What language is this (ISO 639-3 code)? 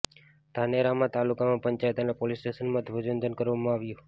guj